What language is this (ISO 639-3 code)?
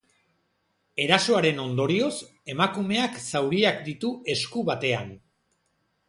eus